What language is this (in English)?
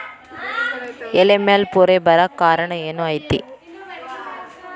Kannada